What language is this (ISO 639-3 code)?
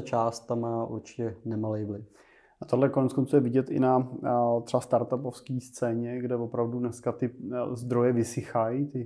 ces